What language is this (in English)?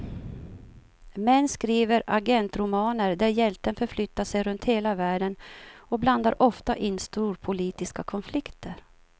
Swedish